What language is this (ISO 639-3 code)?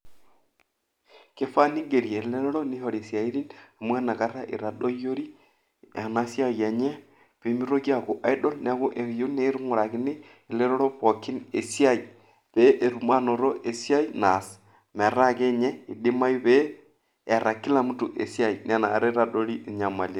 mas